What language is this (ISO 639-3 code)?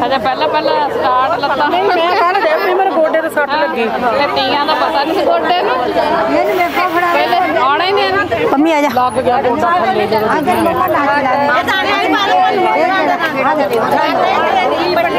pan